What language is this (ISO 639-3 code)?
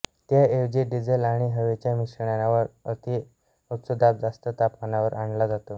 mar